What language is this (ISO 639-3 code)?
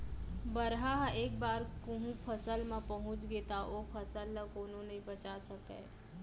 hne